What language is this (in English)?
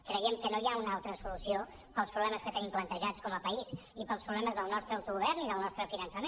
Catalan